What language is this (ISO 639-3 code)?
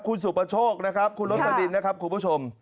tha